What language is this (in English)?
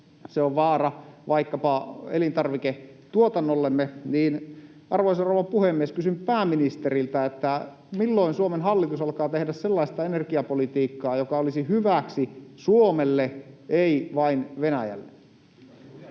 Finnish